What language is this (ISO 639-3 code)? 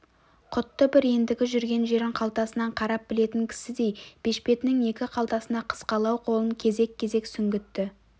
kaz